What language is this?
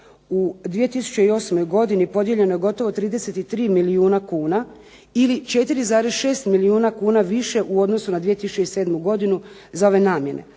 Croatian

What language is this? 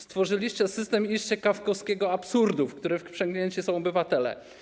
Polish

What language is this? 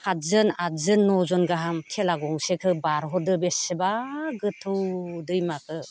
Bodo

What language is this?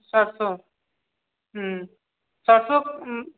Maithili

